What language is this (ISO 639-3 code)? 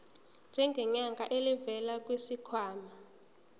zul